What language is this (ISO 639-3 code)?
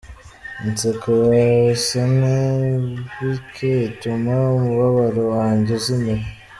kin